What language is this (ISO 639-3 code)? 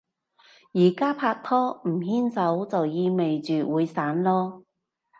yue